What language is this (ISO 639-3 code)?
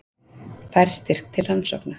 isl